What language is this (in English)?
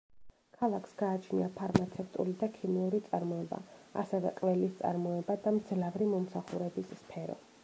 Georgian